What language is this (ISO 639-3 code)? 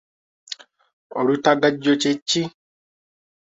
lug